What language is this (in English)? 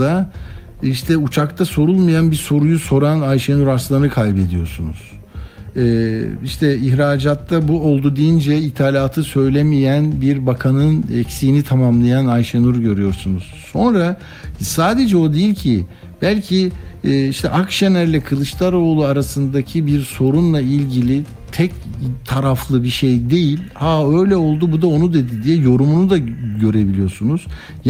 Turkish